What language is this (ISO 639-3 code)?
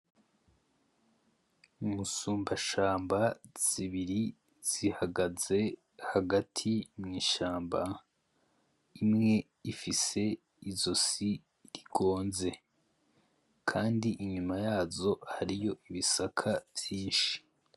run